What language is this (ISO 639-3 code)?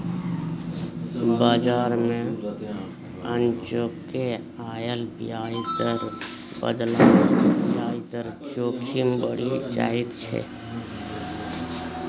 mai